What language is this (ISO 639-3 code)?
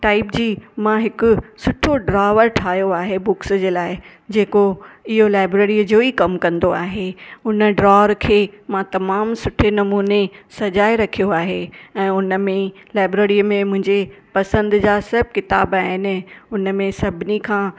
snd